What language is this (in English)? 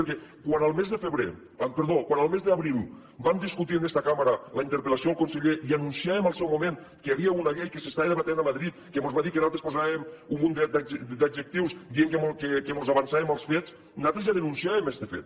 Catalan